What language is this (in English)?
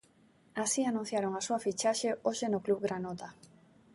Galician